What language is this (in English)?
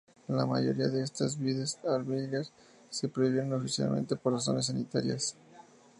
Spanish